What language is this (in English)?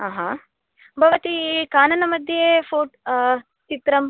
Sanskrit